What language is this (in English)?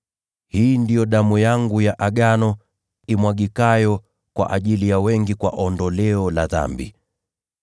Swahili